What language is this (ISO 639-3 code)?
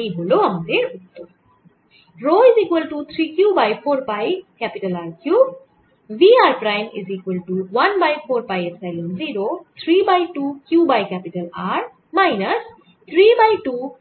ben